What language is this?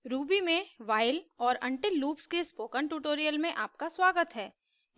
Hindi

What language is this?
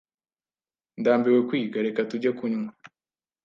Kinyarwanda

